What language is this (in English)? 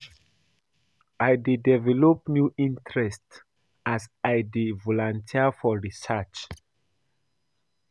Nigerian Pidgin